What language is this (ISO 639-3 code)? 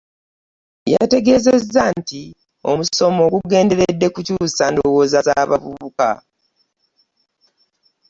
lug